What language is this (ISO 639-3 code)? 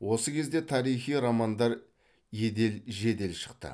kaz